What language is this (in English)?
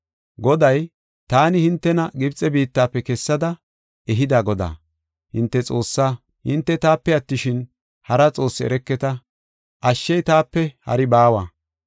Gofa